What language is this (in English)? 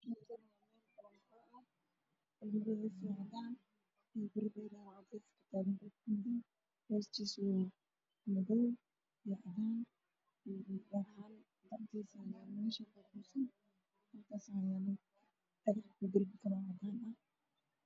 Somali